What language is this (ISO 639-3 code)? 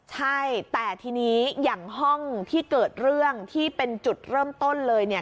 tha